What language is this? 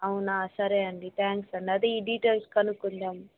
Telugu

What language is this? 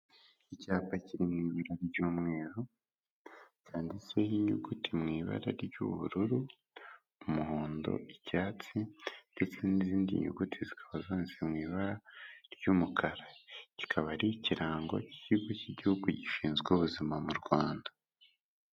Kinyarwanda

